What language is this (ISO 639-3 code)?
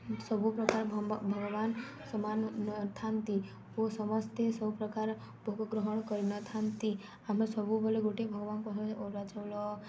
ori